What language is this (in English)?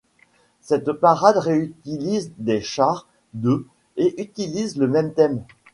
French